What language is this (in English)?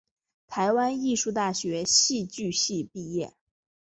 Chinese